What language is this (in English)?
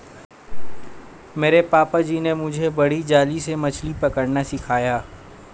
Hindi